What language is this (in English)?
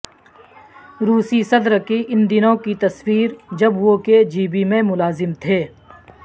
Urdu